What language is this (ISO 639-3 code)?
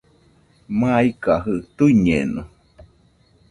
hux